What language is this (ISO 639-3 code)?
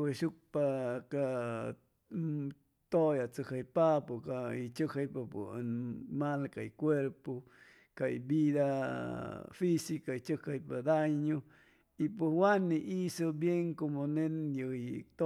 zoh